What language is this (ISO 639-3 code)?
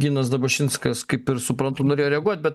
lit